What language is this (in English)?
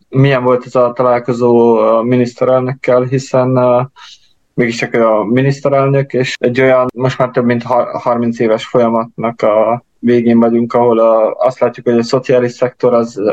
Hungarian